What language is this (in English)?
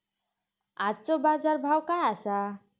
Marathi